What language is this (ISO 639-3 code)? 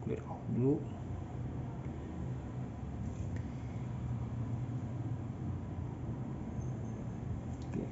ind